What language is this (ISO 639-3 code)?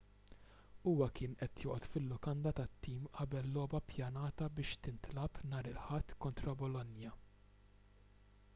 mlt